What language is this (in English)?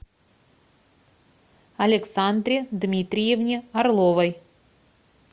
Russian